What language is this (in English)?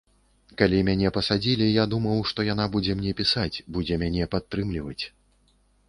Belarusian